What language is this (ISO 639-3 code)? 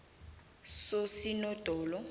nbl